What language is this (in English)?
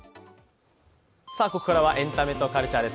Japanese